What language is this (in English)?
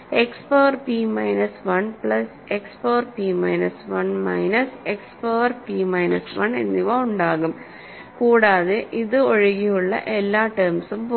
Malayalam